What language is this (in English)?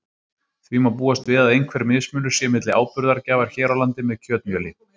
Icelandic